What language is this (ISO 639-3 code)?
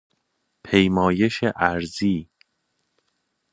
fas